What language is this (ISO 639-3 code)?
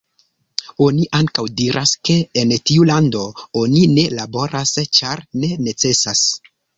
epo